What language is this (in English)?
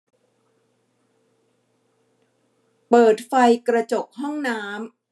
Thai